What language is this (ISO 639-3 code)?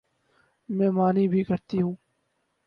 urd